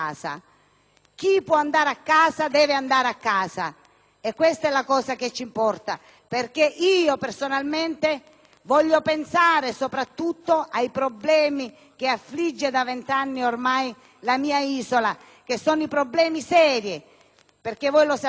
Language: Italian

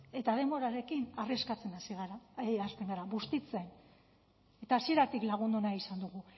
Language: Basque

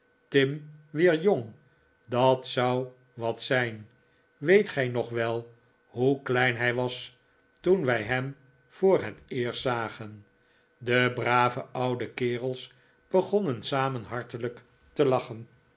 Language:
Dutch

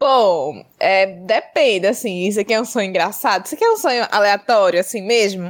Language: Portuguese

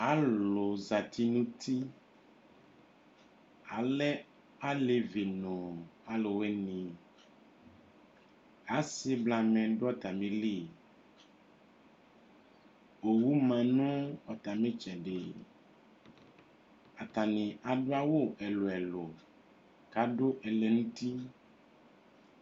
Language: Ikposo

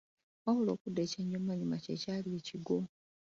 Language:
Ganda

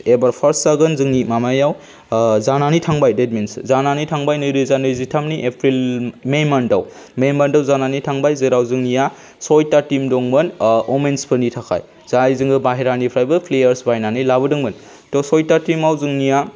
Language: Bodo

